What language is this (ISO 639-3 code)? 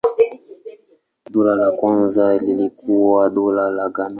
swa